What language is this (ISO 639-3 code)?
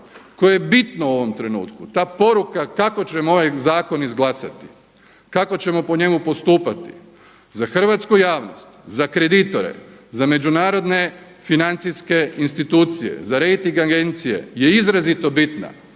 hrv